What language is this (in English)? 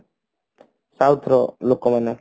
Odia